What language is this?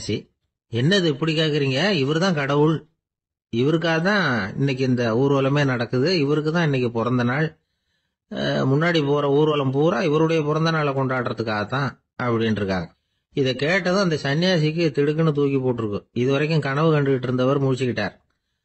Tamil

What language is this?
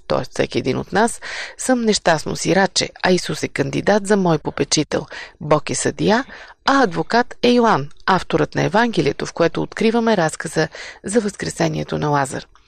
Bulgarian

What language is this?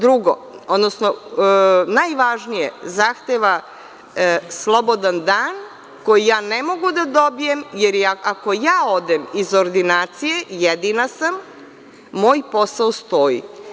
Serbian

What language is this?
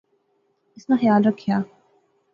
Pahari-Potwari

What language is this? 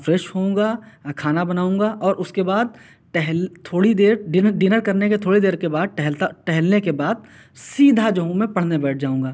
Urdu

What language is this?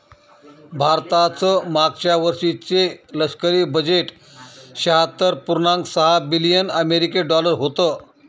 Marathi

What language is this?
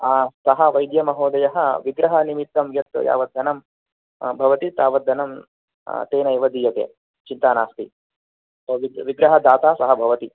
Sanskrit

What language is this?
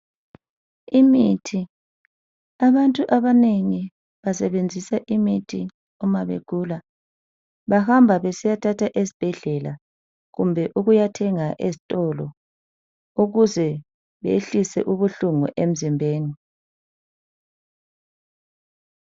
North Ndebele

